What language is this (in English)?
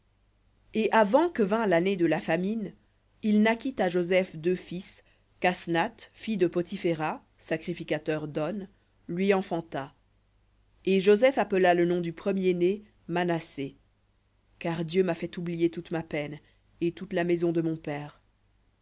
French